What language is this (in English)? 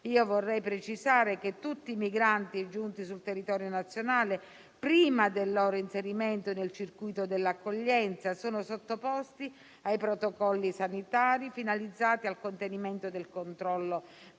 Italian